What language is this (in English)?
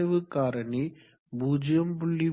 Tamil